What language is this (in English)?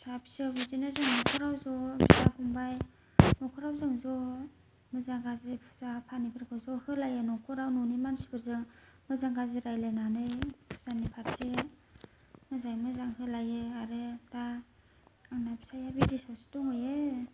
Bodo